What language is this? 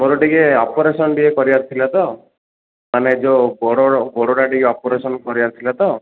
Odia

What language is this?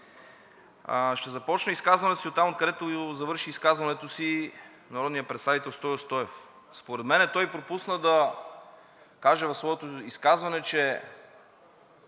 Bulgarian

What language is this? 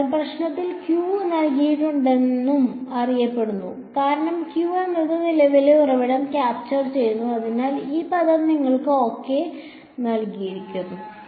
Malayalam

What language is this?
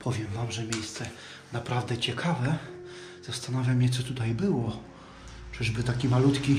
Polish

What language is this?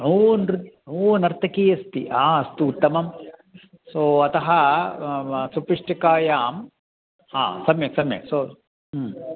Sanskrit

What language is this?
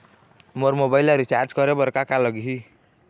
Chhattisgarhi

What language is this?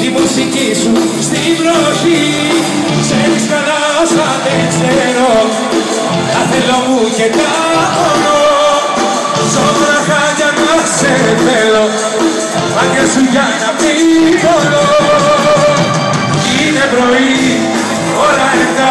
Greek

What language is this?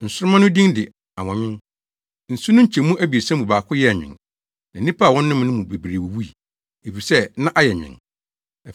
Akan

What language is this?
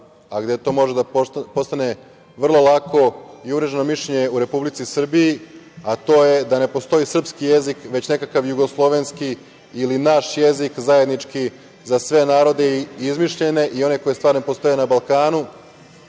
Serbian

